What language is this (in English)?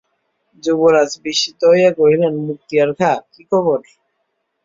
Bangla